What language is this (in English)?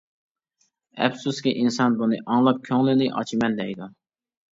Uyghur